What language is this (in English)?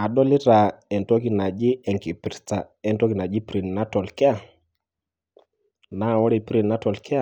Masai